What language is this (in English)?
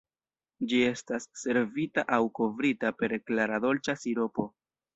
Esperanto